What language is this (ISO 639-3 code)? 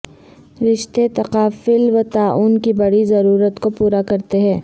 urd